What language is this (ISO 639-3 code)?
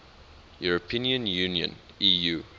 eng